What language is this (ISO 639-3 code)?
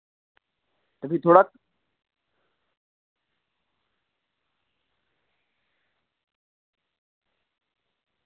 doi